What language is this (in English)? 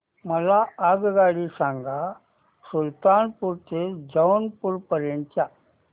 Marathi